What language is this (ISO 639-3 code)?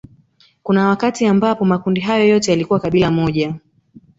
swa